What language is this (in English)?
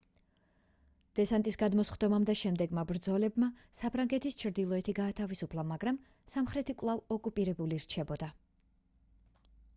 Georgian